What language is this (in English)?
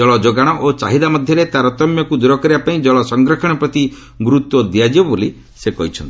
Odia